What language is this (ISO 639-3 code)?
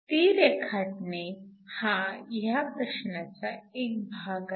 mar